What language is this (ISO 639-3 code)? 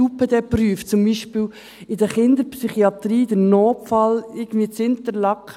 gsw